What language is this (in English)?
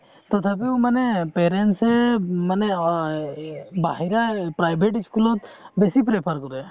Assamese